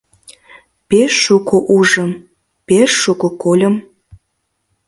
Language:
Mari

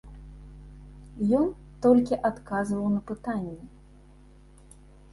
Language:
Belarusian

